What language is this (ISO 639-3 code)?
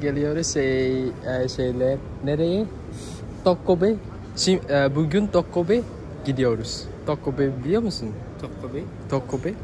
ind